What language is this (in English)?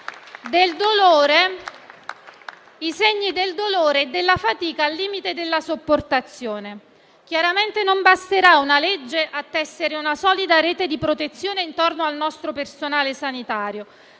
Italian